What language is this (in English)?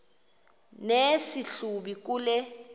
Xhosa